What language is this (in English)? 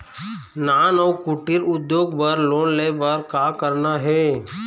Chhattisgarhi